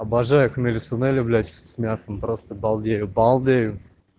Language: Russian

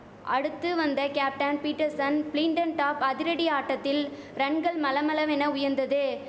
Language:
Tamil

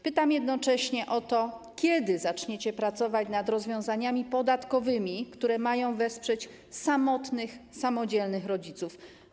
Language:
Polish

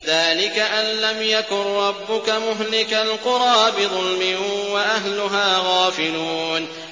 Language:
Arabic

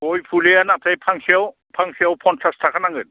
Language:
Bodo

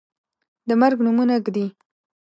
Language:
Pashto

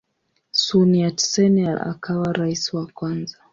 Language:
Swahili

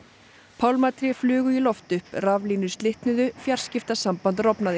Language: Icelandic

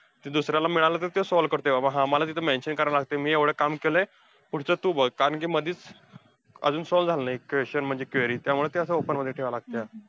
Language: Marathi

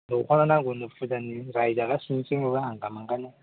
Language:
Bodo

